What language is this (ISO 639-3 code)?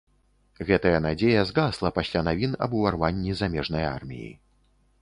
bel